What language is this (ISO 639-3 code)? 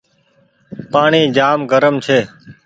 gig